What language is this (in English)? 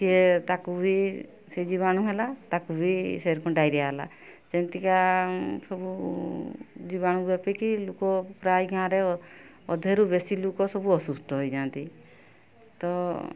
Odia